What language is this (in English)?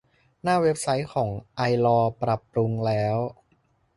Thai